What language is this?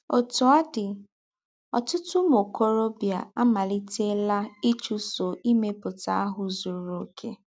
Igbo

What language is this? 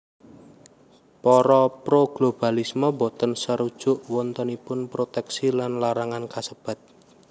Javanese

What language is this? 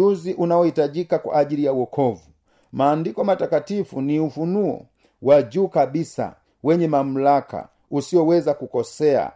Swahili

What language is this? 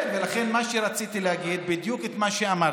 Hebrew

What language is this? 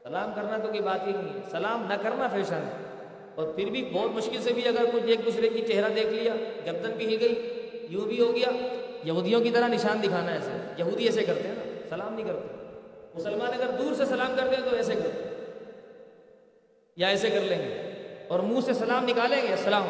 Urdu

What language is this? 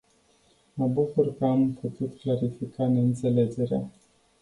Romanian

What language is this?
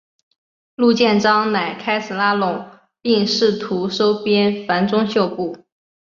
Chinese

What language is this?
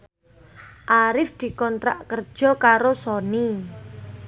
Javanese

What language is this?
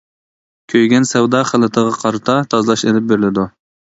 Uyghur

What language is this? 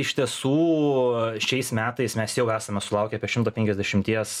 Lithuanian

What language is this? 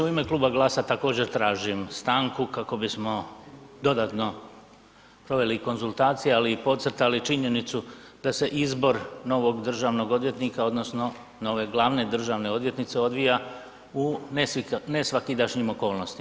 Croatian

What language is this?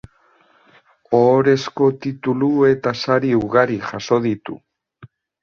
Basque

